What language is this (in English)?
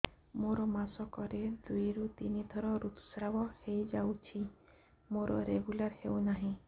Odia